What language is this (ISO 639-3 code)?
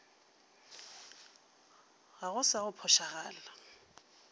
nso